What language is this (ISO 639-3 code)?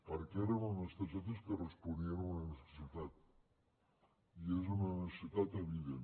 cat